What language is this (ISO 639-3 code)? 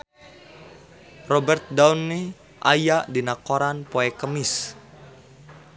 sun